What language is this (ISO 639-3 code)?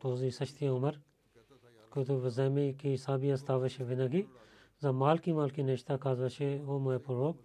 bul